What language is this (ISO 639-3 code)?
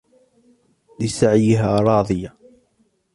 ara